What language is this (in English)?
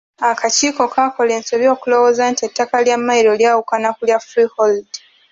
Ganda